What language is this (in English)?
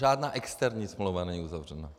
Czech